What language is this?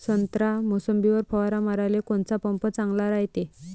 Marathi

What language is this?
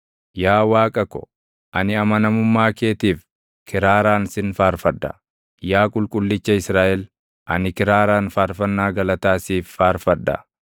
Oromo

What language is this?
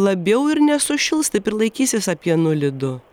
Lithuanian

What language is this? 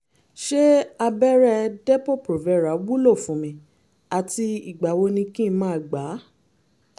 Yoruba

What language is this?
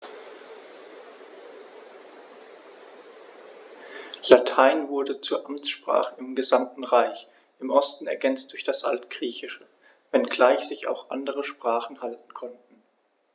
German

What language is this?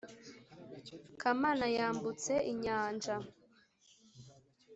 Kinyarwanda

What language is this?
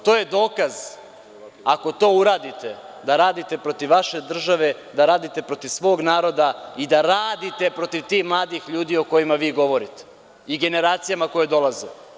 Serbian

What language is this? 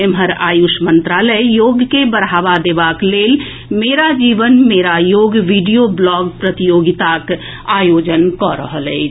Maithili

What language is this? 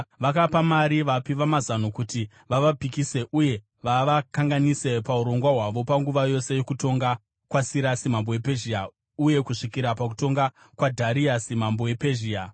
Shona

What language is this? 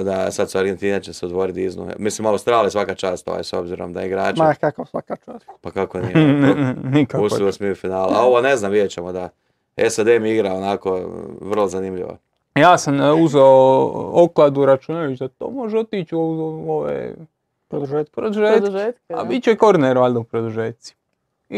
Croatian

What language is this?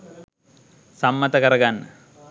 Sinhala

